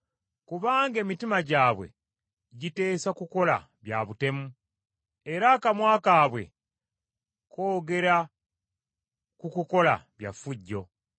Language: Ganda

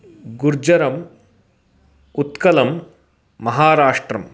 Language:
Sanskrit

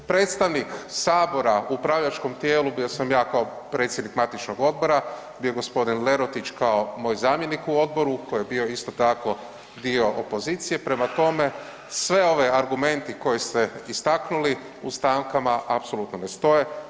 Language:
Croatian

